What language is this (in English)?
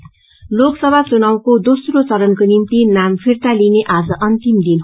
Nepali